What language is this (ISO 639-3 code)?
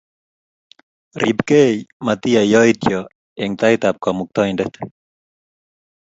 kln